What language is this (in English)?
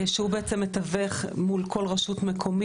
Hebrew